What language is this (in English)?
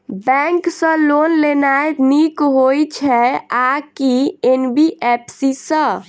Maithili